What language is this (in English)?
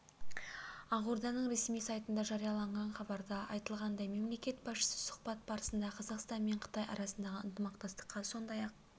Kazakh